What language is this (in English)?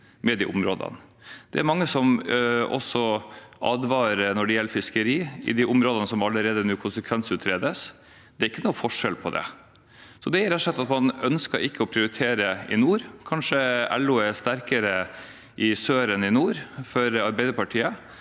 Norwegian